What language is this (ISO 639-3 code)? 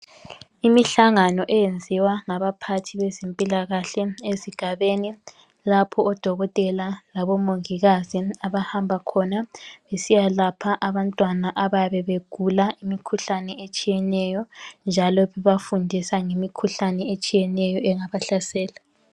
nde